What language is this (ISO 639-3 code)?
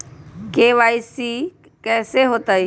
mag